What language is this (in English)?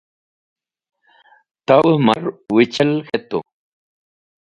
Wakhi